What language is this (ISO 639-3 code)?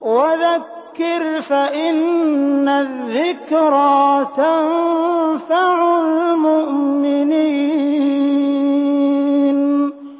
ara